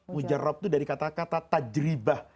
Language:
Indonesian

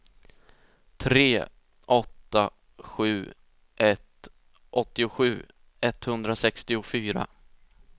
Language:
Swedish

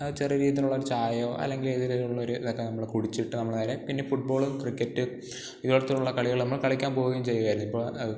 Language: Malayalam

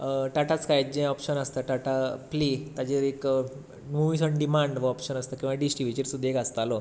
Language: Konkani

